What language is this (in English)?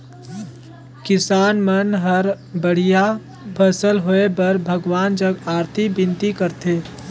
Chhattisgarhi